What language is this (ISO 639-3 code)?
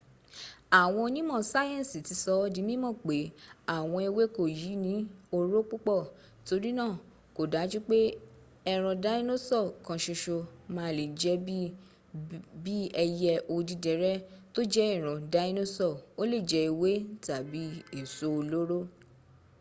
yor